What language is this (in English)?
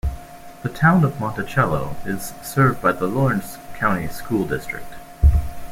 English